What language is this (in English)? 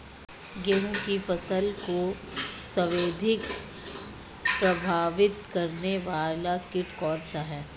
Hindi